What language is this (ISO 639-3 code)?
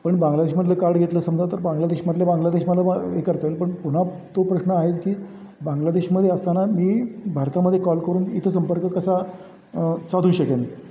mar